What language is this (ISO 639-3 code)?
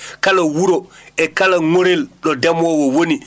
ful